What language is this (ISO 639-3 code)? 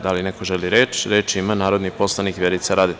srp